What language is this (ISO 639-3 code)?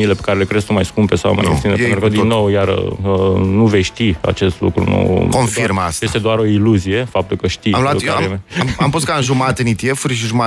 ron